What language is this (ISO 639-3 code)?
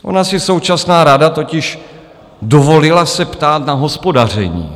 ces